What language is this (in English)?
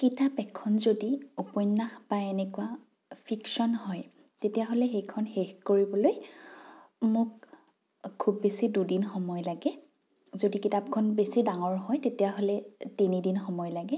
Assamese